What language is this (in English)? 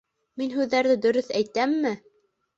Bashkir